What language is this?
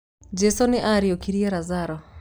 Kikuyu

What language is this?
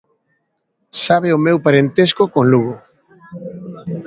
Galician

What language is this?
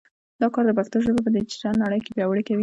Pashto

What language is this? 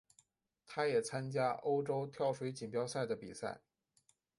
Chinese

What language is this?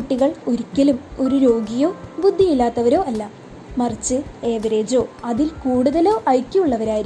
Malayalam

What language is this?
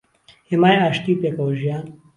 Central Kurdish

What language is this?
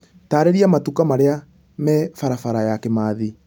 Kikuyu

